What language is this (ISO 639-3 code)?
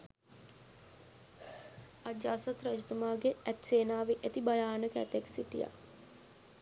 sin